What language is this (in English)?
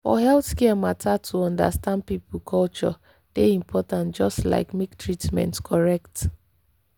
Nigerian Pidgin